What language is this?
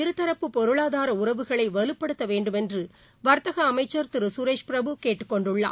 Tamil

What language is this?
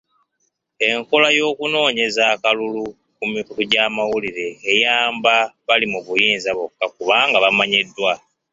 Ganda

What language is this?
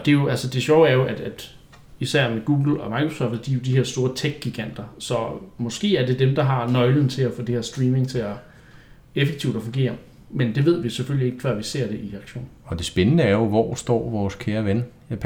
Danish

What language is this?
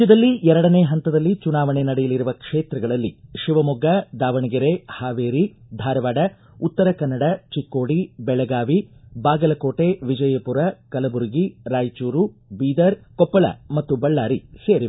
Kannada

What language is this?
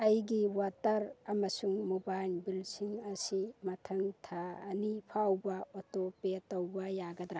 Manipuri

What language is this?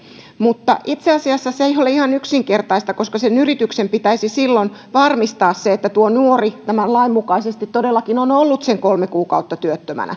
Finnish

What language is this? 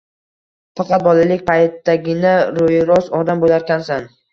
Uzbek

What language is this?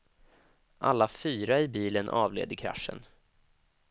Swedish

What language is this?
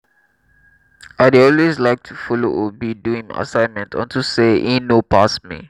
Nigerian Pidgin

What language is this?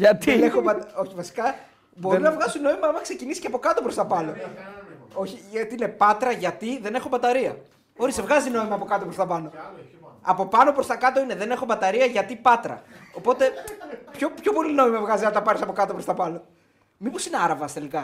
Greek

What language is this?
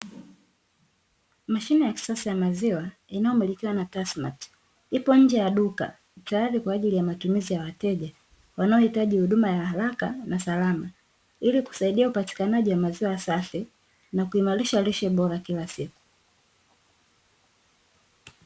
Swahili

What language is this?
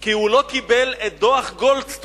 Hebrew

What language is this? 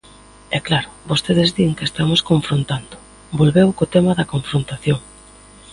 Galician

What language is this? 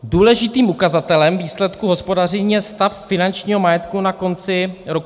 Czech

